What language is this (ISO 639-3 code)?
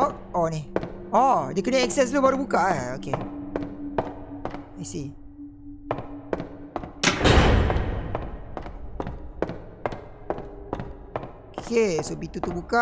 msa